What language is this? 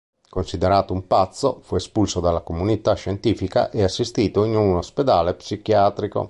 Italian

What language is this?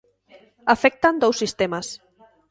Galician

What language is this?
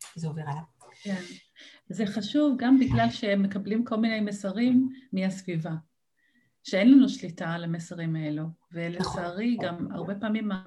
Hebrew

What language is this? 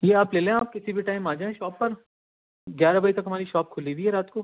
Urdu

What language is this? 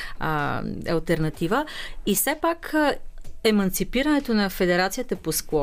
Bulgarian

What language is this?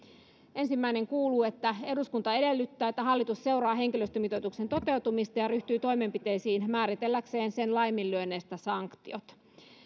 Finnish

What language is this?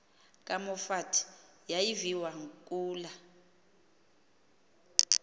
Xhosa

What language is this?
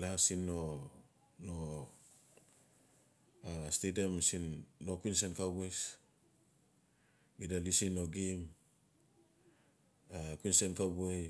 Notsi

